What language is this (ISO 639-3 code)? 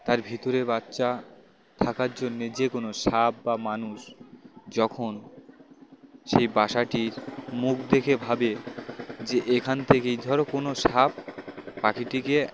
ben